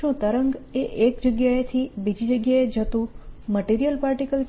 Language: Gujarati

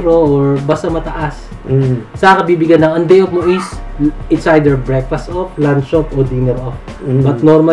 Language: Filipino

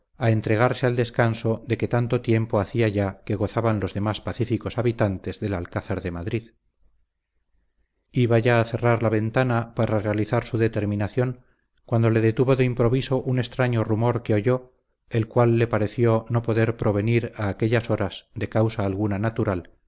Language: Spanish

